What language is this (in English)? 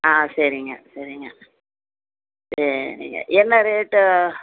Tamil